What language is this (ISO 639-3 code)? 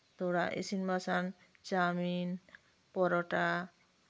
sat